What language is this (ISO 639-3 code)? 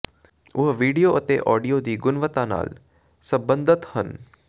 pan